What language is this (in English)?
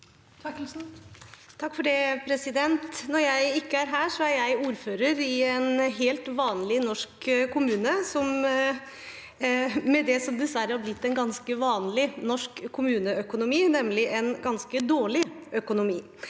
Norwegian